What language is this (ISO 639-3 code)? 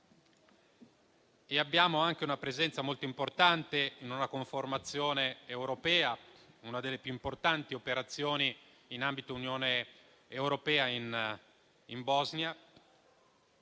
ita